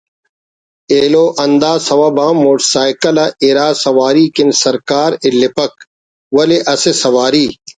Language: Brahui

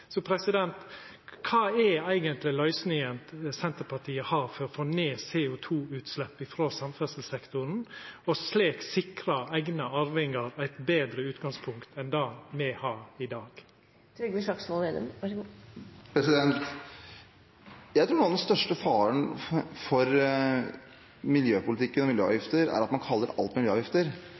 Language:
Norwegian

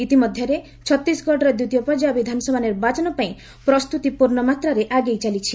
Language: Odia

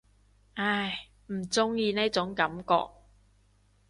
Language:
Cantonese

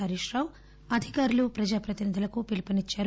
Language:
Telugu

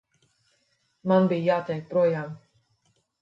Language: Latvian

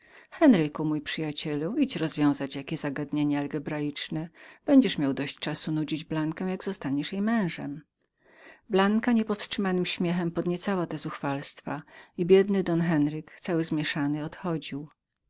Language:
Polish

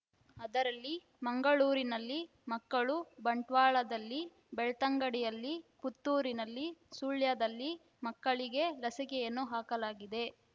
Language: Kannada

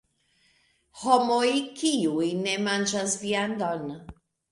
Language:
Esperanto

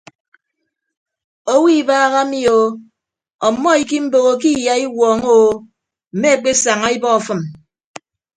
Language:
Ibibio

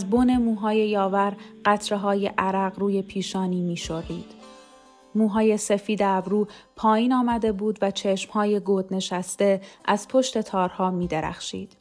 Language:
Persian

